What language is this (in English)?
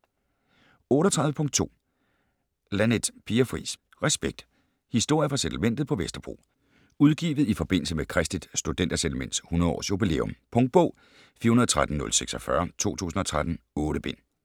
Danish